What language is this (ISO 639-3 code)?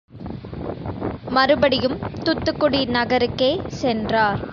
tam